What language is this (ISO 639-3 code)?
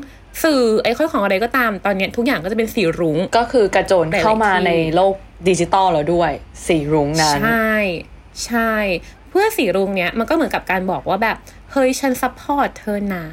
tha